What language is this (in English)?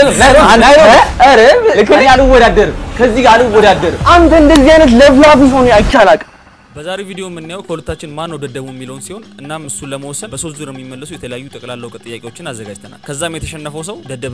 Arabic